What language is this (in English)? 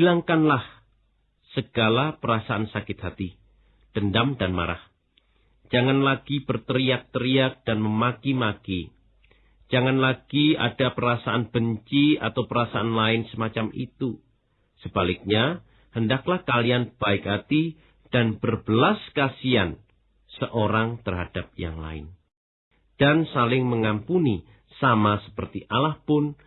Indonesian